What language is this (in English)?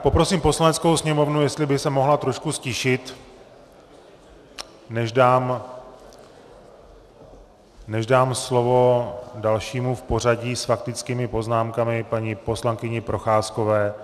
Czech